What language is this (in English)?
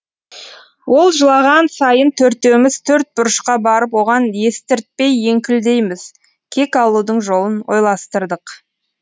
Kazakh